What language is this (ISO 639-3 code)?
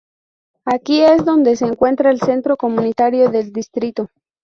spa